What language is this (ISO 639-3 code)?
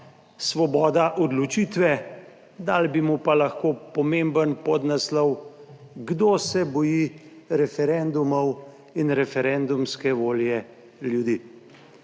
slv